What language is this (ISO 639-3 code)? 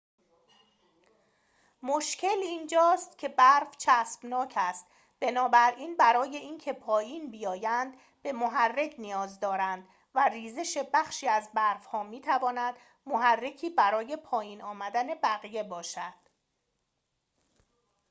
fas